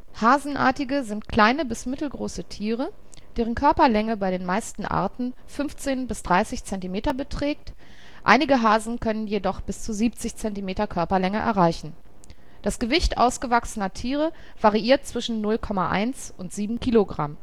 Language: German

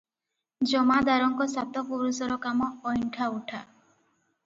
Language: Odia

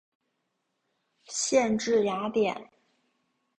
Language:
Chinese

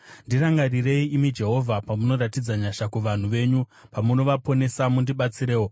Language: Shona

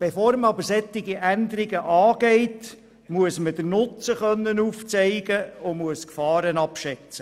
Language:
Swiss German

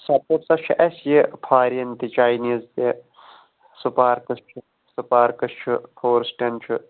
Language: Kashmiri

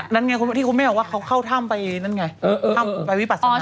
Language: Thai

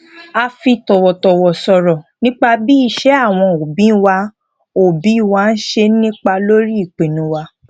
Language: Yoruba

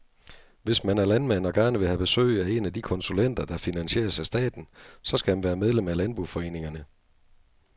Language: Danish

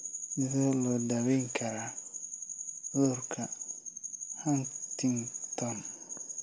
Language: Somali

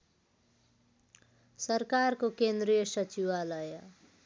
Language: Nepali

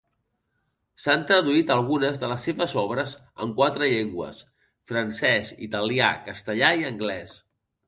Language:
Catalan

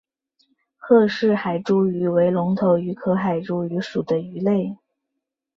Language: Chinese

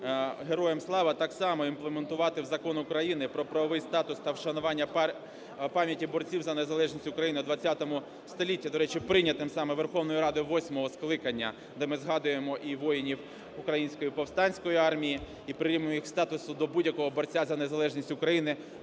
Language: Ukrainian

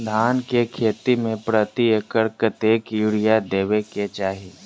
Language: Maithili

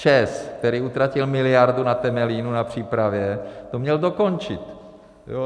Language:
Czech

